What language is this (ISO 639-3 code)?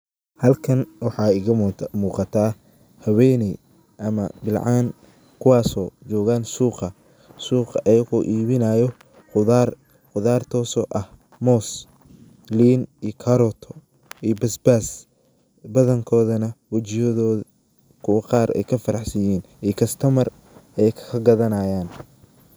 som